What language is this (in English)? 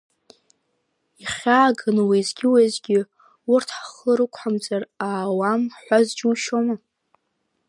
Abkhazian